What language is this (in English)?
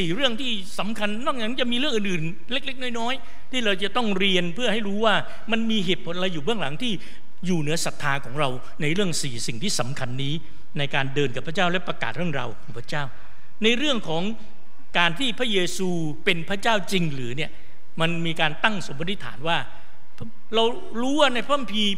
Thai